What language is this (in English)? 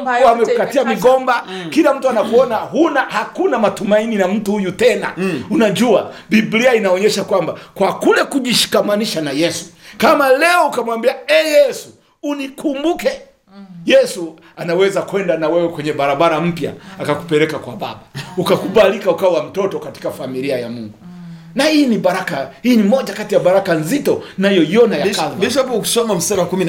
Swahili